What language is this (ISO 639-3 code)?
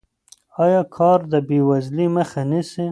pus